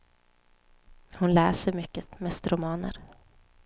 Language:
Swedish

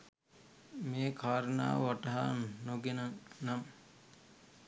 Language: Sinhala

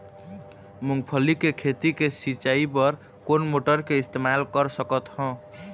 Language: Chhattisgarhi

